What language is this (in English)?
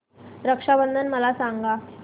Marathi